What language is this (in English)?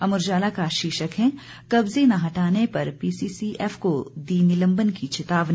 Hindi